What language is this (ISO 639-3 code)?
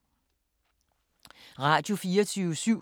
dan